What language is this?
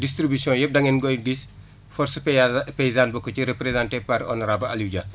Wolof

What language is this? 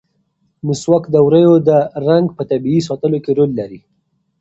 Pashto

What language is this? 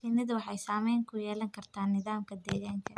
Somali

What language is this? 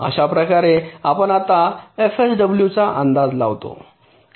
Marathi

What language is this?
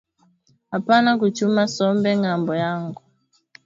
Swahili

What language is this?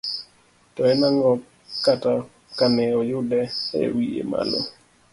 Luo (Kenya and Tanzania)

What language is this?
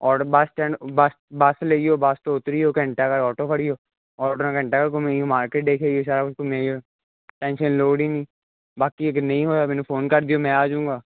Punjabi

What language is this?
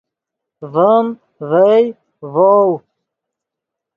Yidgha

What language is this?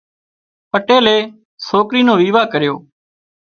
Wadiyara Koli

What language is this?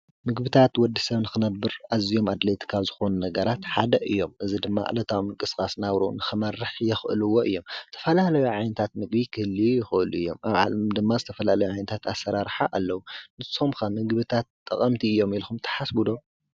Tigrinya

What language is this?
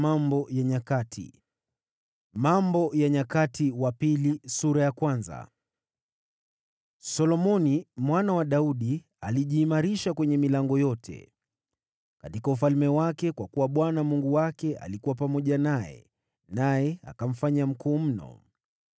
Swahili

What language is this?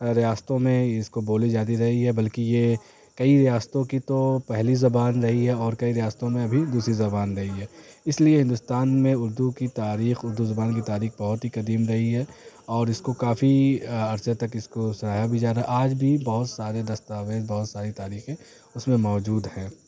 Urdu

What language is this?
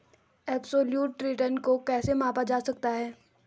Hindi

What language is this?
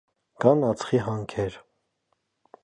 Armenian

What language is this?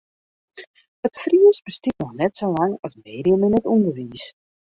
Western Frisian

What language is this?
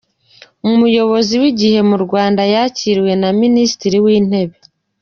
Kinyarwanda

